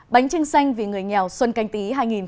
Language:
Vietnamese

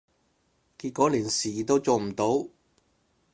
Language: Cantonese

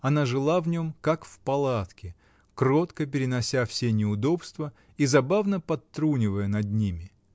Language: Russian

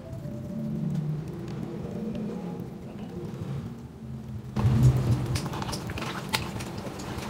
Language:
Vietnamese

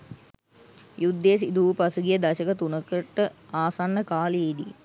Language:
Sinhala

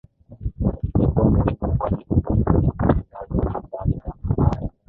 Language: Swahili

